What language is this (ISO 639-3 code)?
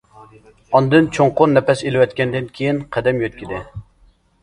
uig